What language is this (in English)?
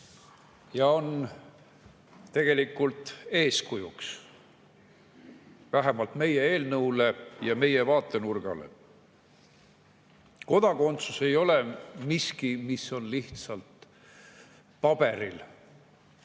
Estonian